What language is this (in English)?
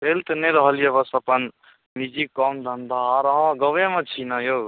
Maithili